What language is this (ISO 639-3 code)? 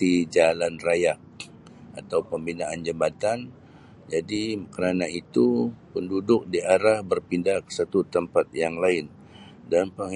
msi